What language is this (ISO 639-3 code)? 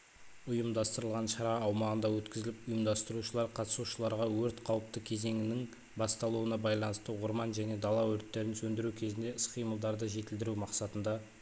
kaz